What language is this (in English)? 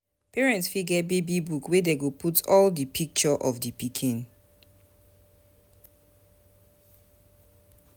Nigerian Pidgin